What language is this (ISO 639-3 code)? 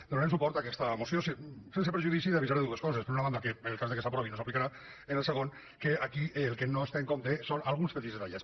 cat